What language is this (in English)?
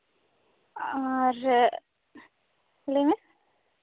Santali